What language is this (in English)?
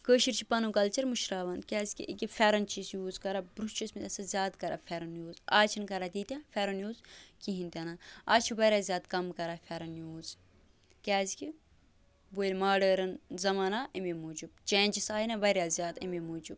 Kashmiri